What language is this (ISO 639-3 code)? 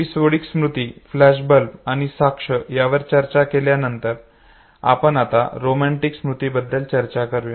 mar